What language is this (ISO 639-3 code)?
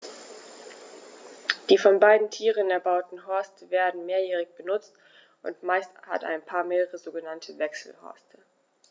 deu